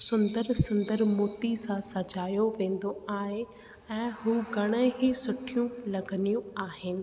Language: Sindhi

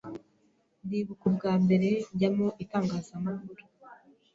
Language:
Kinyarwanda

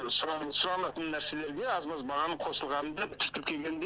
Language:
Kazakh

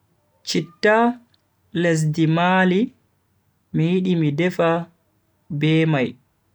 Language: Bagirmi Fulfulde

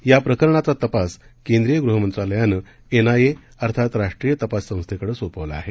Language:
Marathi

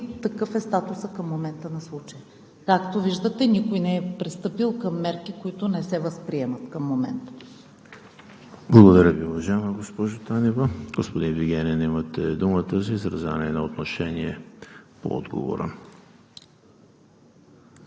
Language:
Bulgarian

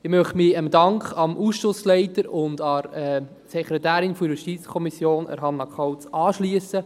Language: Swiss German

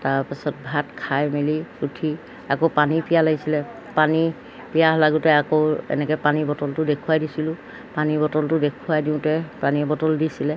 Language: Assamese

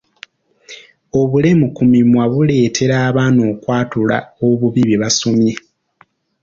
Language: Ganda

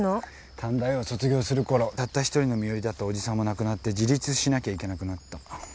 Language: Japanese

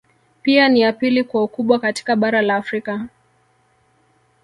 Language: Swahili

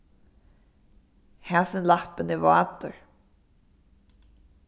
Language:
Faroese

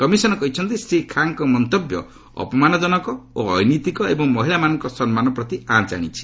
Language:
Odia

